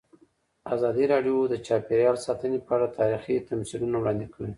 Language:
Pashto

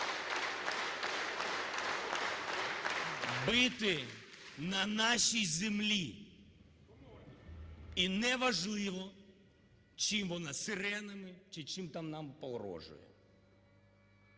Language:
Ukrainian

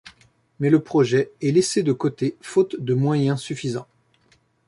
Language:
French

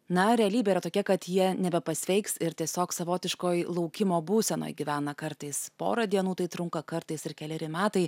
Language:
Lithuanian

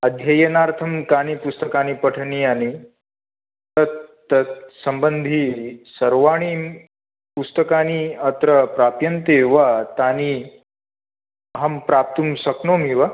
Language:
Sanskrit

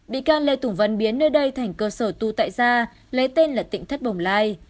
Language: Vietnamese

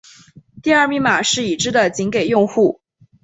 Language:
Chinese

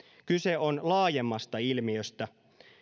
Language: Finnish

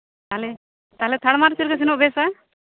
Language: Santali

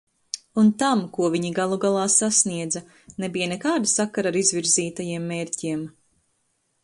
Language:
Latvian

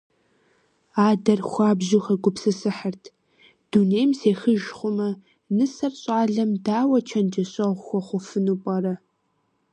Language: Kabardian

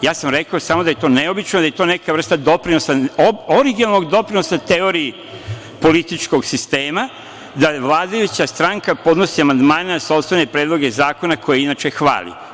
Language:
Serbian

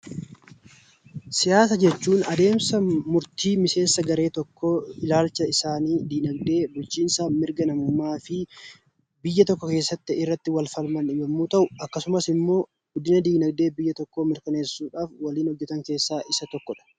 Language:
Oromo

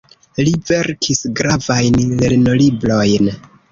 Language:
Esperanto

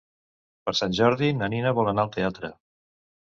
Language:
Catalan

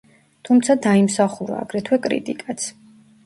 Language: Georgian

